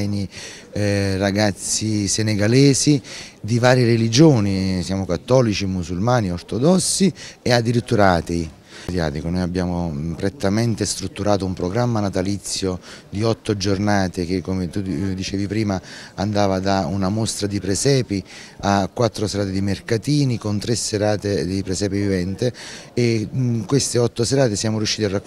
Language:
Italian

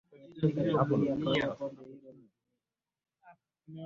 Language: Swahili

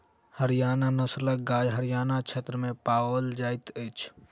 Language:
Maithili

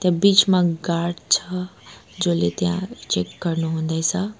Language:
Nepali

